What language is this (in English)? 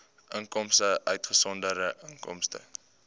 Afrikaans